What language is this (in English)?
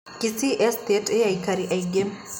Kikuyu